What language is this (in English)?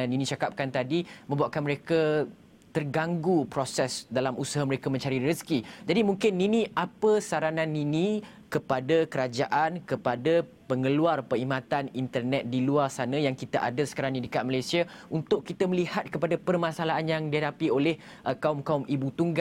Malay